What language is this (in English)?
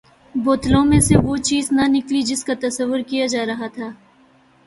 Urdu